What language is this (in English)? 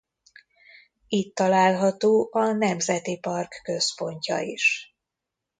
Hungarian